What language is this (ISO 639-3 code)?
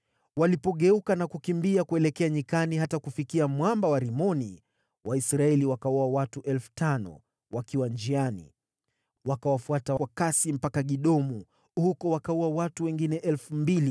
swa